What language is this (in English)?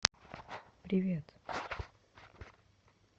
Russian